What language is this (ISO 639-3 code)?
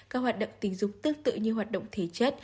vie